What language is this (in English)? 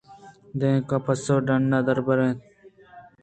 Eastern Balochi